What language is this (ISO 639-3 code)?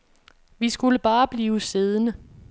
dan